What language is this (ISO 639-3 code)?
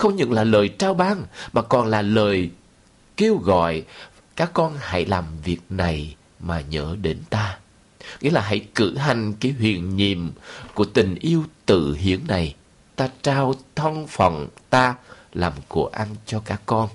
vie